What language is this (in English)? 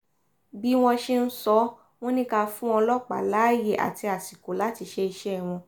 Yoruba